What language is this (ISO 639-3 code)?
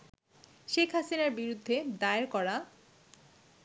ben